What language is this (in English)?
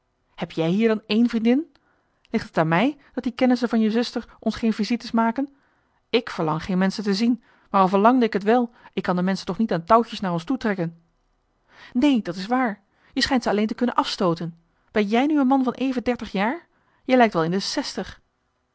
Dutch